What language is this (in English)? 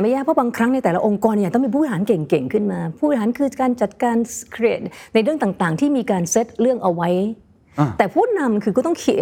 Thai